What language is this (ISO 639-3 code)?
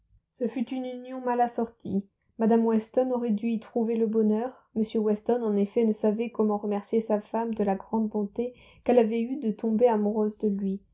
fra